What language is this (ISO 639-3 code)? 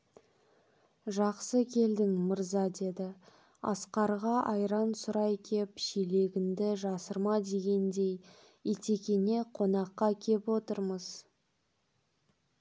kaz